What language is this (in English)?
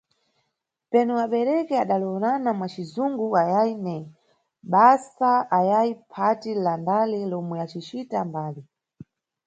Nyungwe